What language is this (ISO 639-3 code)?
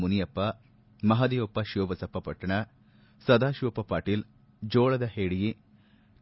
kan